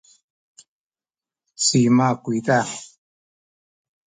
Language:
Sakizaya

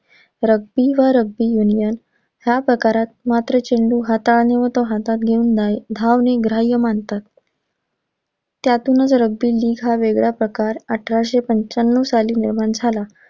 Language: Marathi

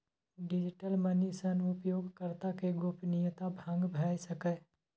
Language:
Maithili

